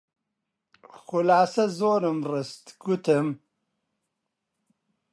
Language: Central Kurdish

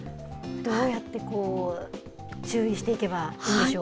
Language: Japanese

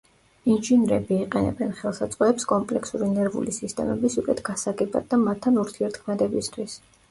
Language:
Georgian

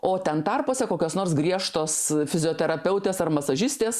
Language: Lithuanian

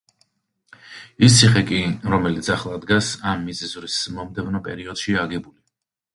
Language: Georgian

